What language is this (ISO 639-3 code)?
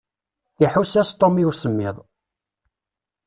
kab